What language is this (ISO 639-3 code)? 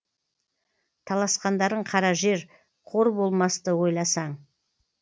kaz